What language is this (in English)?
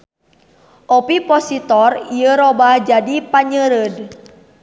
Sundanese